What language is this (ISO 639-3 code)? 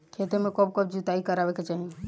bho